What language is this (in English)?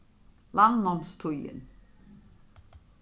Faroese